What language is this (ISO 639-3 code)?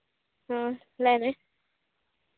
sat